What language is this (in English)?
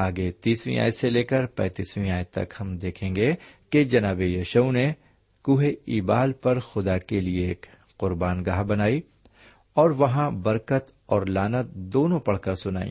Urdu